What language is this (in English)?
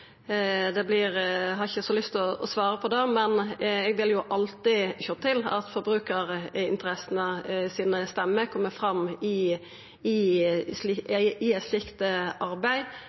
Norwegian